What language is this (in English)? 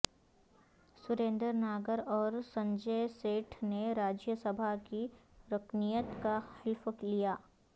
Urdu